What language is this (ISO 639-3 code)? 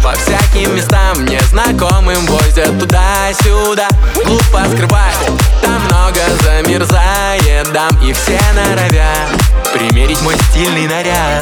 rus